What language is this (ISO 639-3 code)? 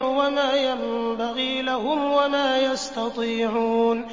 ara